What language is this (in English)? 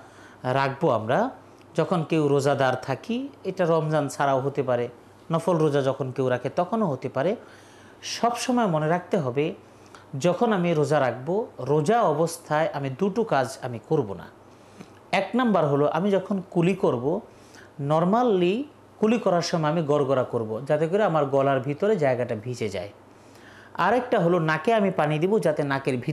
Bangla